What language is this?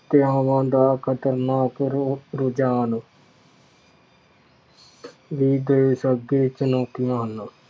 Punjabi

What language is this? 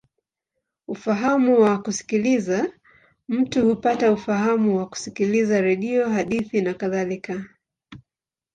Swahili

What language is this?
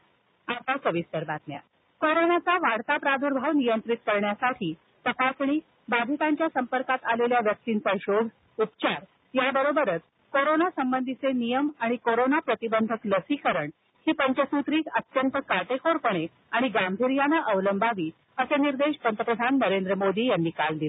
Marathi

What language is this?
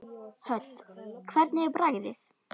Icelandic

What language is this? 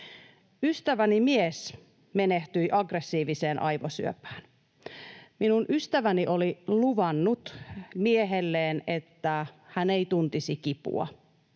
Finnish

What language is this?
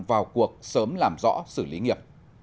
Vietnamese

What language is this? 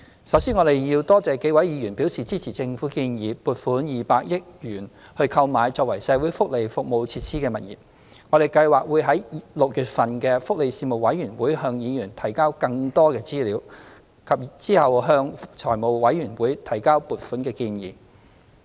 Cantonese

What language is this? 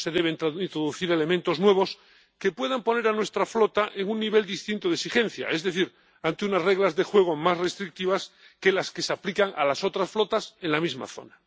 Spanish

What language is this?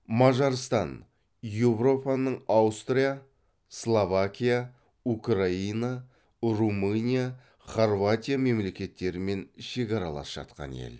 Kazakh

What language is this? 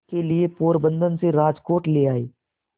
Hindi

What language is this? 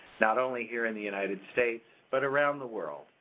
English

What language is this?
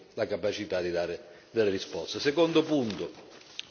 Italian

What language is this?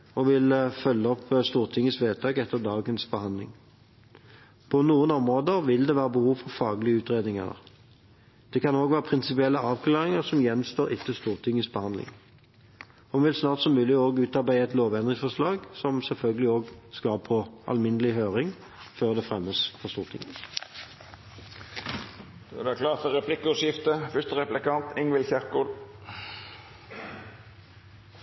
Norwegian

